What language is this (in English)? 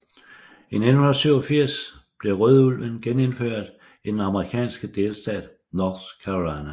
Danish